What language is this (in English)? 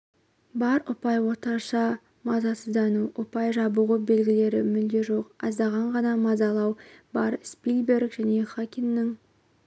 Kazakh